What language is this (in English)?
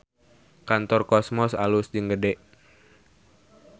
Sundanese